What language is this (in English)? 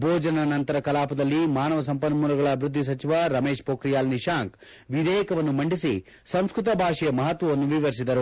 Kannada